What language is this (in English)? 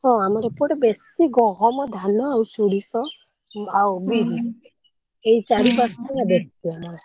Odia